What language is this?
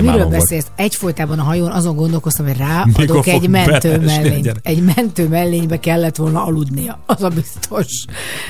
Hungarian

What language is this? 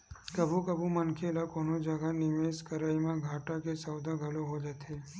Chhattisgarhi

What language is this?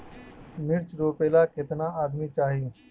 Bhojpuri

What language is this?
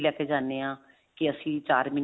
Punjabi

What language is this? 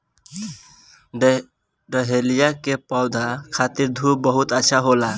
Bhojpuri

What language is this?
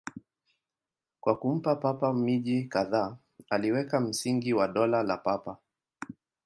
Swahili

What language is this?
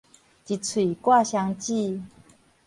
Min Nan Chinese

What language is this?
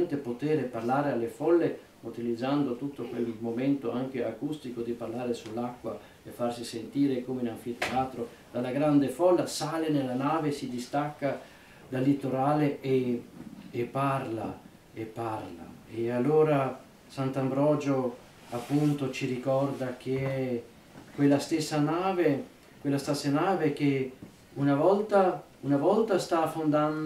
Italian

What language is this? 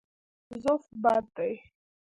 Pashto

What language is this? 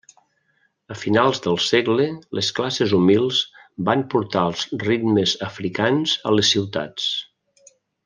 Catalan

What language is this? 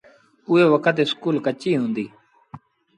Sindhi Bhil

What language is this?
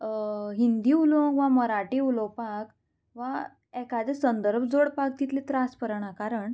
Konkani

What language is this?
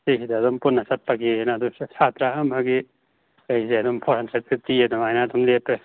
Manipuri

